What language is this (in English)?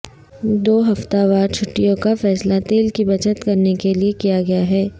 Urdu